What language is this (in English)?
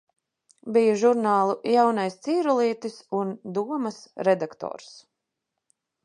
Latvian